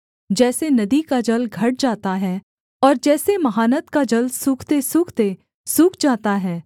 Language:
Hindi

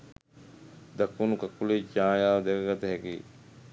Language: Sinhala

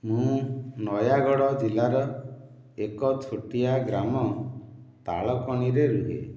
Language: Odia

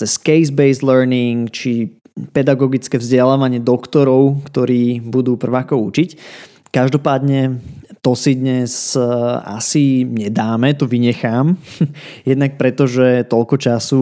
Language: Slovak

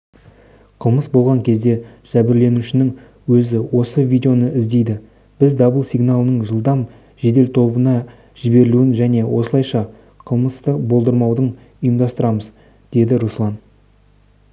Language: Kazakh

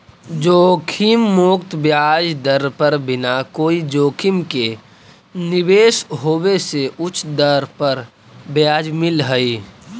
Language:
Magahi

